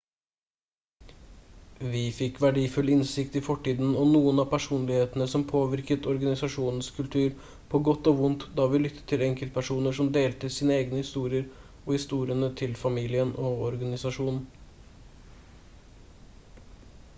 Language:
Norwegian Bokmål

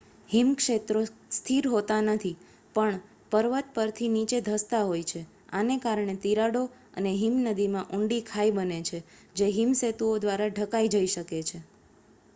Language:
Gujarati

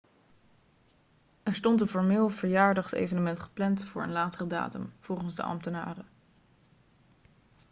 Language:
Dutch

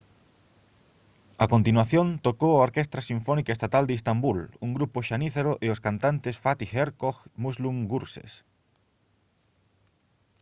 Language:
Galician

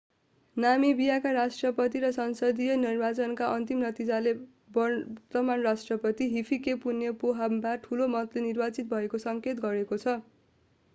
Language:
Nepali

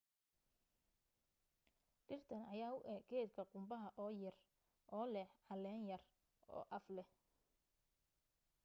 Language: Somali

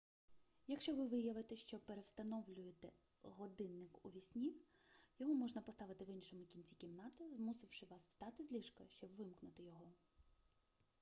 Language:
Ukrainian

